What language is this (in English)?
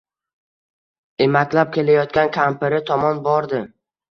Uzbek